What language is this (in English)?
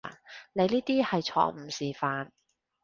Cantonese